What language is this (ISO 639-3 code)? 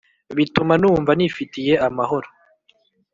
kin